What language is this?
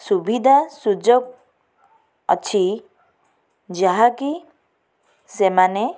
Odia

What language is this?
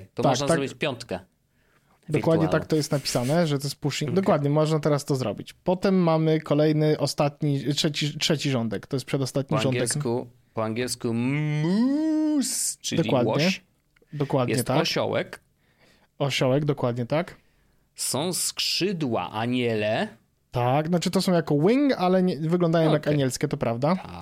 Polish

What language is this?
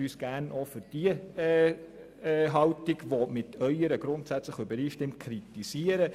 Swiss German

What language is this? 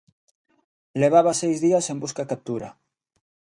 Galician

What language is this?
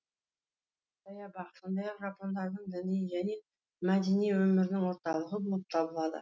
Kazakh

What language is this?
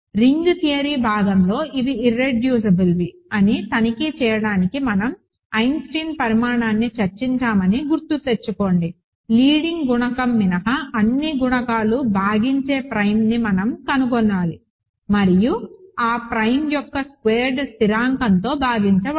Telugu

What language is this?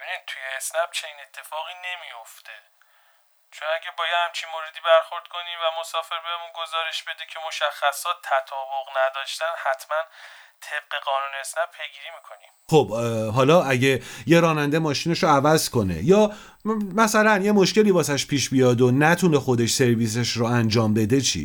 Persian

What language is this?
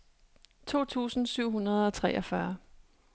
Danish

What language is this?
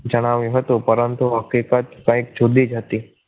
Gujarati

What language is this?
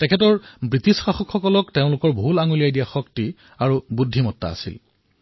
Assamese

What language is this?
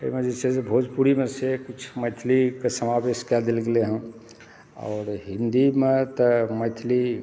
Maithili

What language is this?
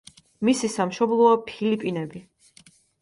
Georgian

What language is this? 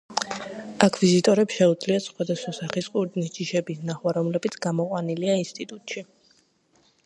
Georgian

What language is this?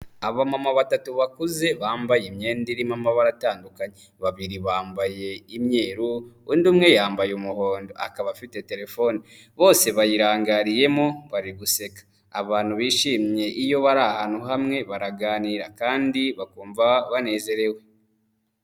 Kinyarwanda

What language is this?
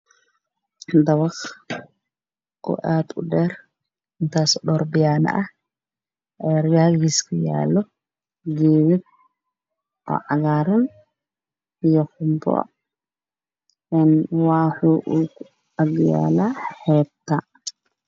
Somali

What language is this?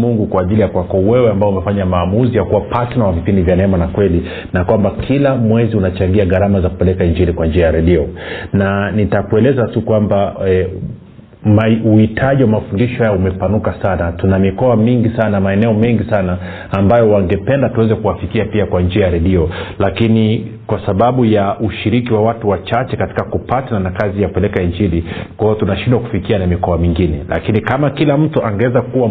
Swahili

